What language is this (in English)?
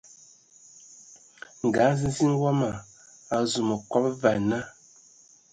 Ewondo